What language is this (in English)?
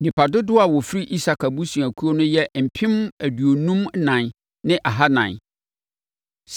Akan